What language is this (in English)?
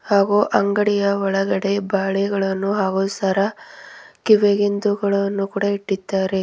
Kannada